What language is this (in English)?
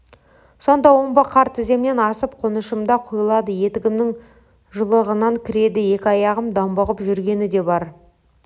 Kazakh